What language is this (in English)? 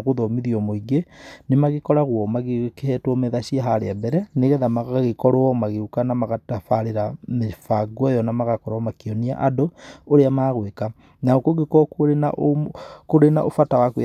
Kikuyu